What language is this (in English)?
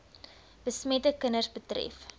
Afrikaans